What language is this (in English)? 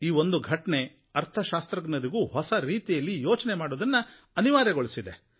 Kannada